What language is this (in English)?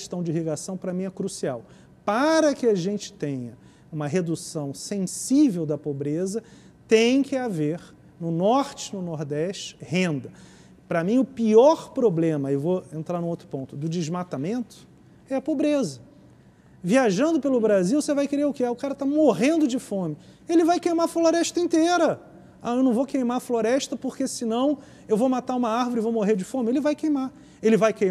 Portuguese